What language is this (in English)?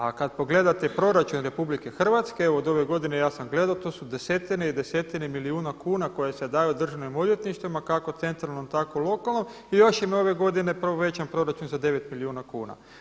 Croatian